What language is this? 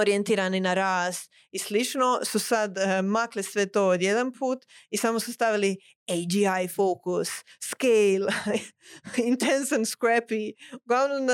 Croatian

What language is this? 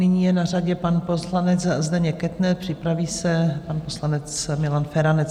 Czech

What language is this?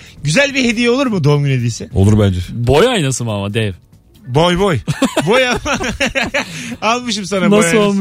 Turkish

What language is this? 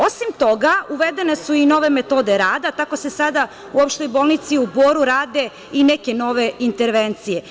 Serbian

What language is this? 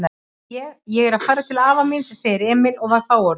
Icelandic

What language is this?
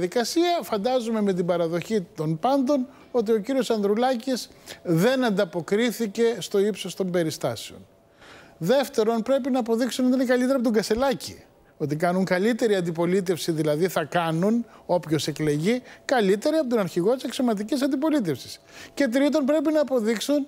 Greek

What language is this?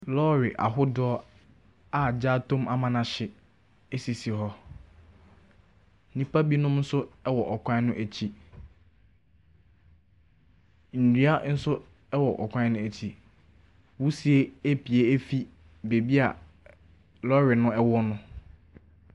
Akan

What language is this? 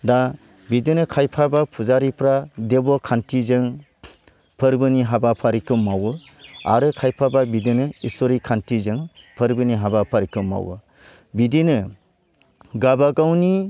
Bodo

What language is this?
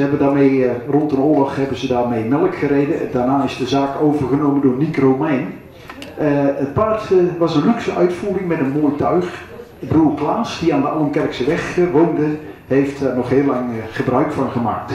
Dutch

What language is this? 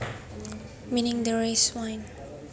Javanese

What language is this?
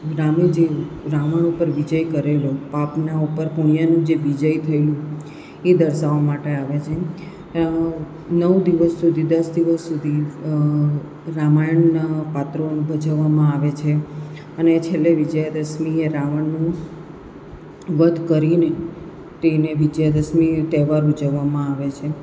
Gujarati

